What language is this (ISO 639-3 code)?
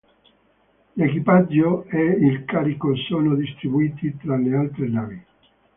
ita